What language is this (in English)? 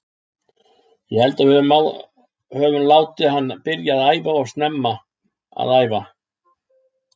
Icelandic